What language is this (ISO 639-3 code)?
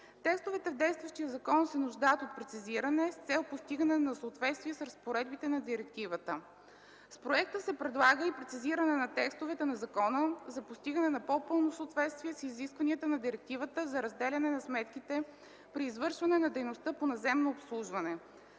bul